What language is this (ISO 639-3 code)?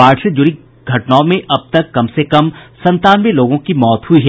hin